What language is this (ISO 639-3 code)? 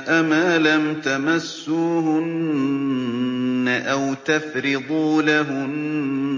ara